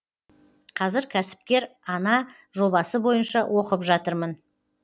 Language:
Kazakh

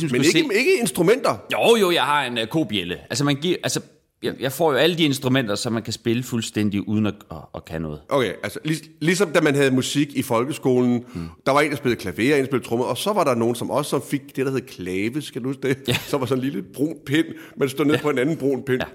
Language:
Danish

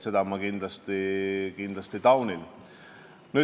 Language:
Estonian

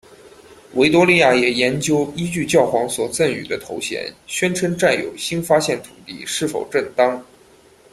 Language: Chinese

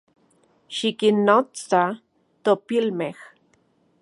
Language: Central Puebla Nahuatl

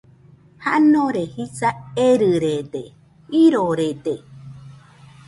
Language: Nüpode Huitoto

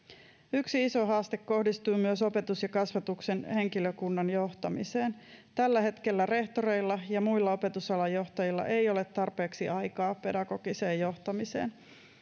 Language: Finnish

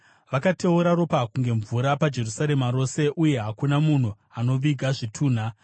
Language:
Shona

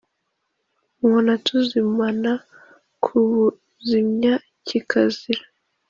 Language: Kinyarwanda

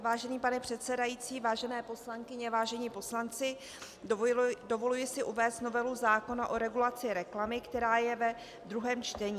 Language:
Czech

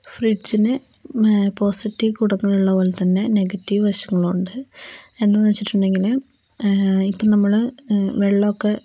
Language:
Malayalam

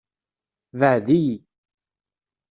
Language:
Kabyle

